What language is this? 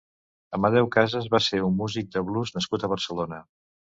Catalan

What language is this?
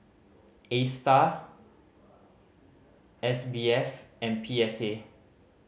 English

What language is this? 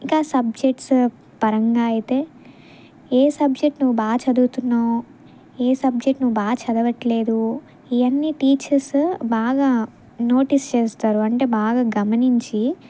Telugu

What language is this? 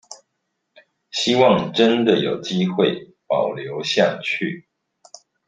Chinese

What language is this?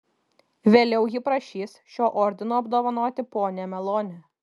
Lithuanian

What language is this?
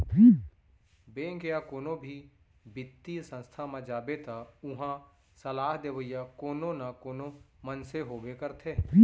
Chhattisgarhi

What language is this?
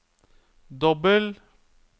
Norwegian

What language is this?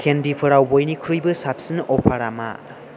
Bodo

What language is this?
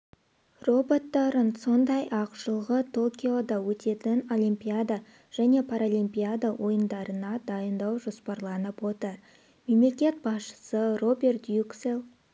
Kazakh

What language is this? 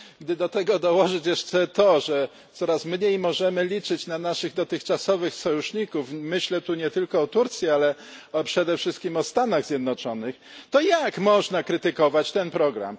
Polish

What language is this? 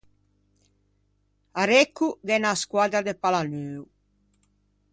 Ligurian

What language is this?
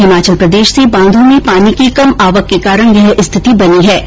Hindi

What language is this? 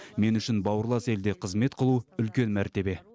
Kazakh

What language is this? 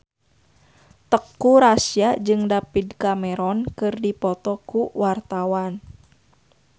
Sundanese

